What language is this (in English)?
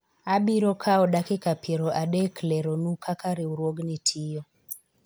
Luo (Kenya and Tanzania)